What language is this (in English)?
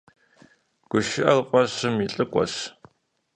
Kabardian